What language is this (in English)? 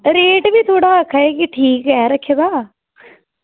Dogri